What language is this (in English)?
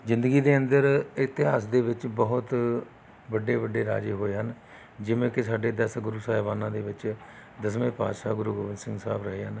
Punjabi